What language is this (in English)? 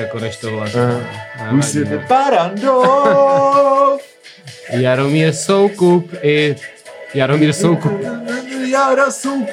Czech